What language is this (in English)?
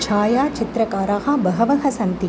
Sanskrit